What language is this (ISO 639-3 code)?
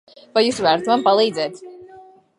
lav